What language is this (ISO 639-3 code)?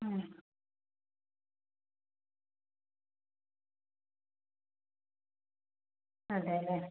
mal